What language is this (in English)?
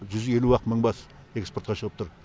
Kazakh